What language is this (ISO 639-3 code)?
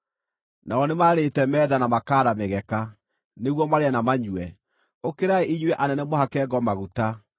kik